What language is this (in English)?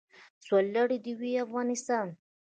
Pashto